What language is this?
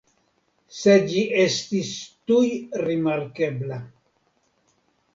Esperanto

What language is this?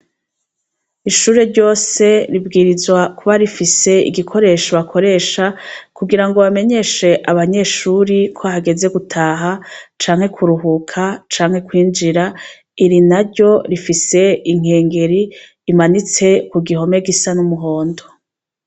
Rundi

